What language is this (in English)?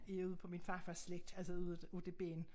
Danish